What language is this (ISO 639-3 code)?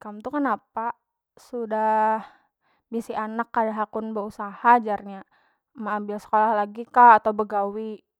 bjn